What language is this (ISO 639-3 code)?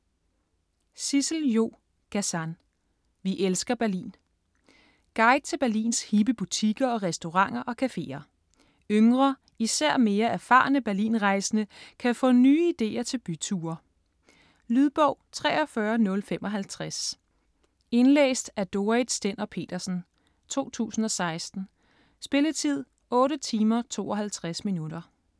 dan